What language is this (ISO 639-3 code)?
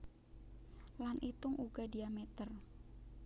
jav